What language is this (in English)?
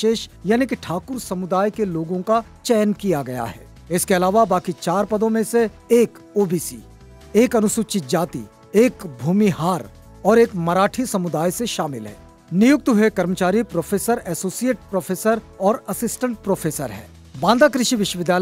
Hindi